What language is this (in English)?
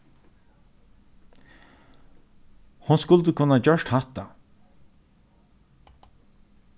Faroese